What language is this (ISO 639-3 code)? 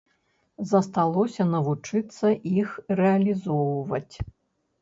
bel